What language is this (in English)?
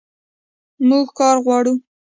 Pashto